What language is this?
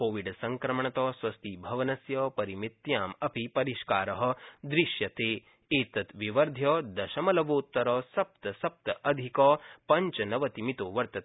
Sanskrit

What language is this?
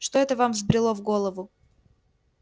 Russian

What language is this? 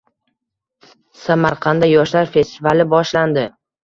Uzbek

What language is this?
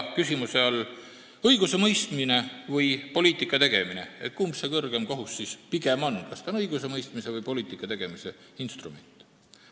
Estonian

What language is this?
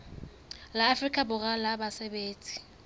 Southern Sotho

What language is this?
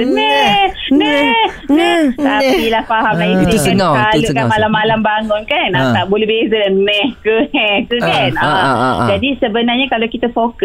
Malay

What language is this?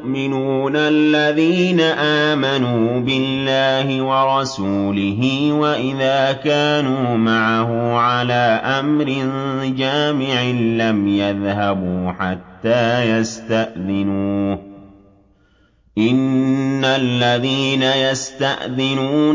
Arabic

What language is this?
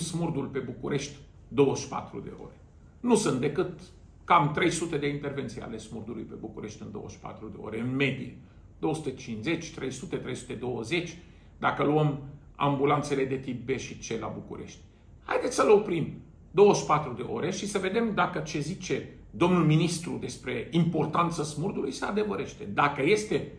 Romanian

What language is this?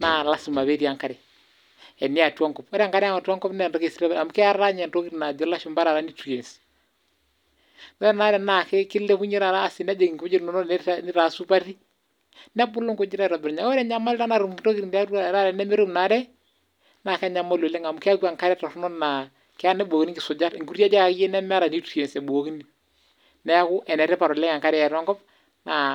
Masai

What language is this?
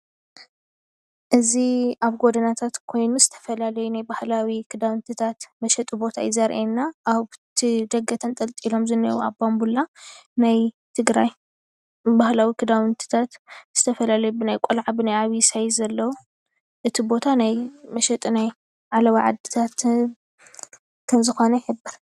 Tigrinya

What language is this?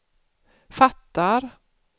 Swedish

